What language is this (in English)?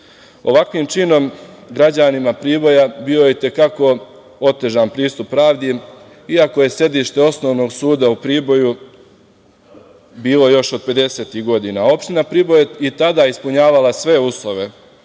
Serbian